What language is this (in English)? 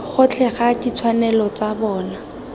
Tswana